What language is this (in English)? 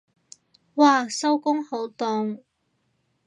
Cantonese